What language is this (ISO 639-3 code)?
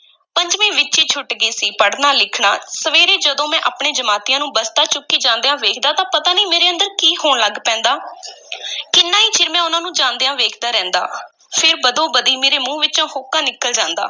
pan